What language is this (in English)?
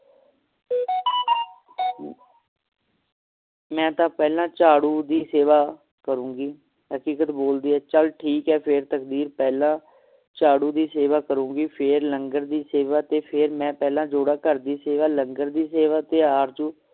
Punjabi